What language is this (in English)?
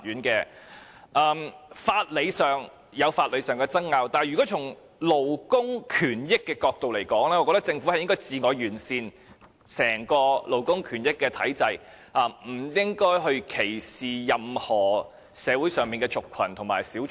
Cantonese